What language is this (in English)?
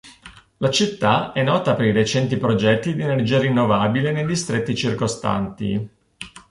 Italian